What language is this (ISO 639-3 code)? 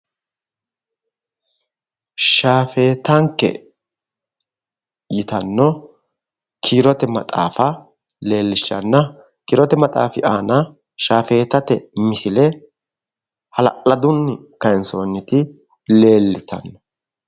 sid